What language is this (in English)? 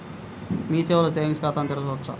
Telugu